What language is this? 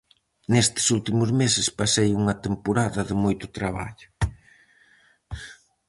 Galician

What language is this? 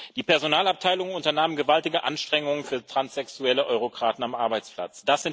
German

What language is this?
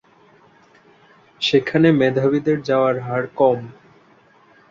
Bangla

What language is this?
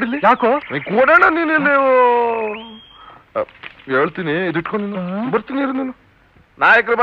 Arabic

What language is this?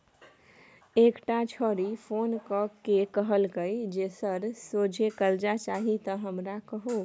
Maithili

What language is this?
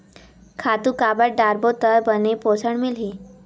Chhattisgarhi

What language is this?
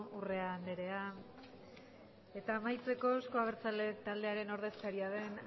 Basque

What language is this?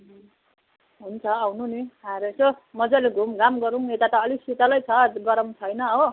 Nepali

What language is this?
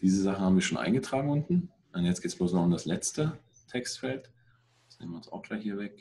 German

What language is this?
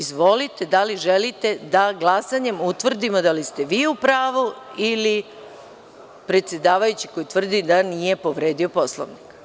Serbian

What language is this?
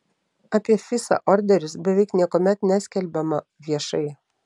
Lithuanian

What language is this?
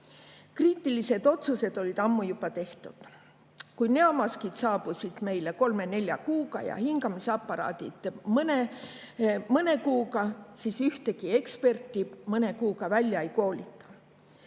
Estonian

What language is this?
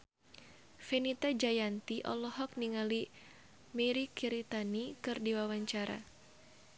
Sundanese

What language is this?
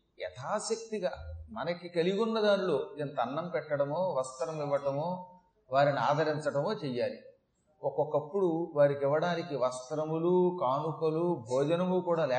Telugu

